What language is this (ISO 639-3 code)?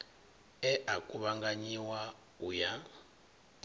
ven